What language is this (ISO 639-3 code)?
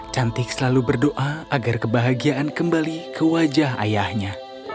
ind